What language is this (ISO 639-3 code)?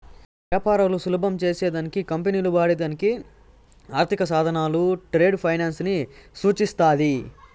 tel